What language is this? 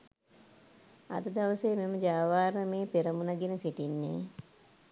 Sinhala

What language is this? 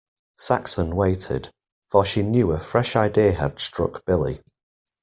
English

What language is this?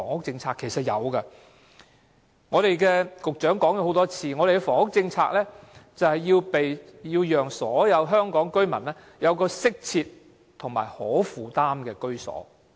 Cantonese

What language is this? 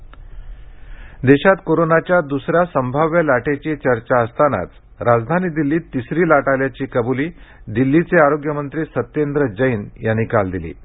Marathi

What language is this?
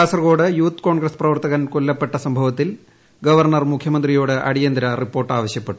Malayalam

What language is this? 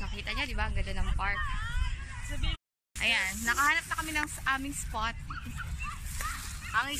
Spanish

